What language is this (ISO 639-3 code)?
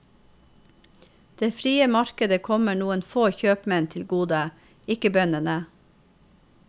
nor